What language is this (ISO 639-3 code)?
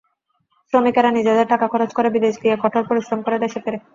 ben